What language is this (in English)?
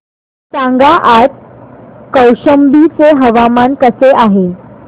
Marathi